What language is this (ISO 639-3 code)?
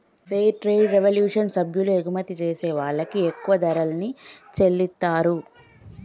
tel